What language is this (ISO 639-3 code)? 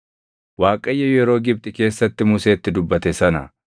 orm